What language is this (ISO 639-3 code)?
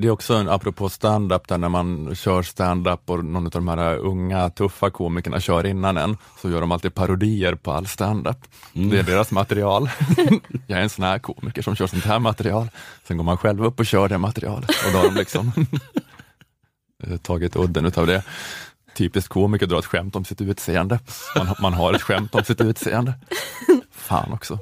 swe